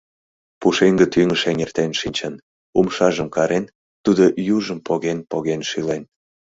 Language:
Mari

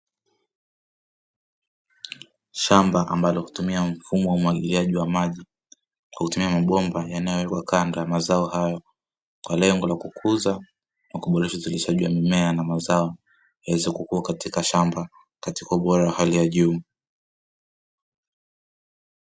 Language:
Swahili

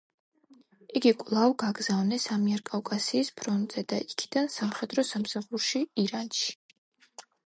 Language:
Georgian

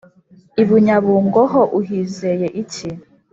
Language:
Kinyarwanda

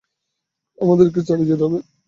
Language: Bangla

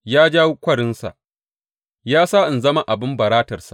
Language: Hausa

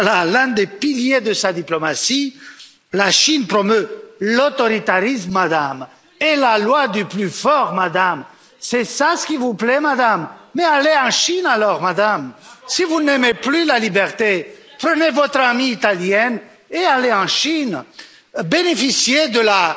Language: French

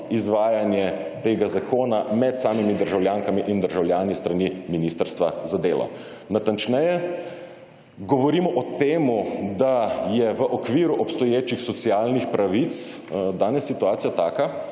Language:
Slovenian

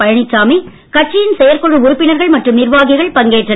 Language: Tamil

